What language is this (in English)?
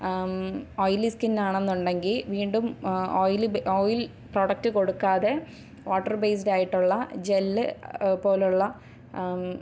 Malayalam